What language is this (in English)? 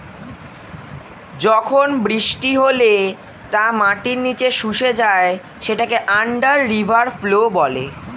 Bangla